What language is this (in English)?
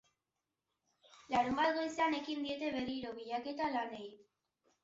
Basque